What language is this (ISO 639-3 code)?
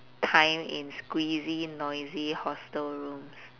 eng